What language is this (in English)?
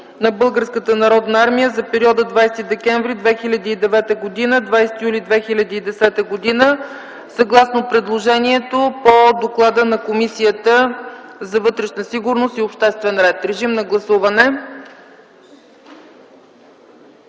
Bulgarian